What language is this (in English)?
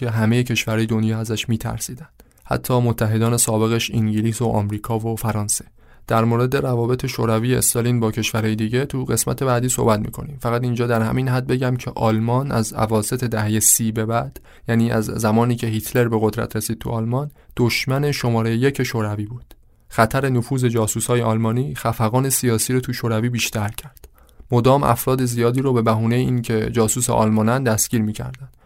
Persian